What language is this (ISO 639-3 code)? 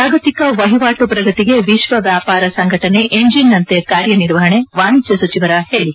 kan